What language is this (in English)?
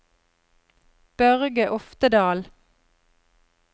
Norwegian